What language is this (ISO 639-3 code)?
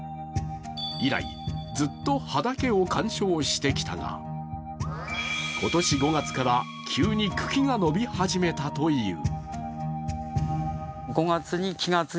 jpn